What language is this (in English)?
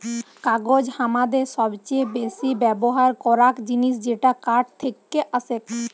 Bangla